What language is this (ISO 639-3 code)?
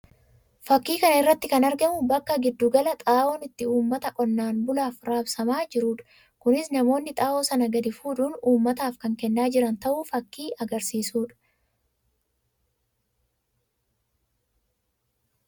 orm